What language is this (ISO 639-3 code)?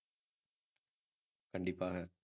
tam